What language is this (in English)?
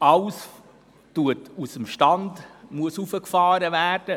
Swiss German